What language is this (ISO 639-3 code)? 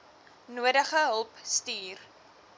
afr